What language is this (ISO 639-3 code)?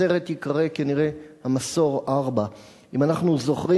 heb